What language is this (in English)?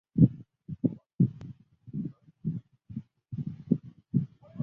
Chinese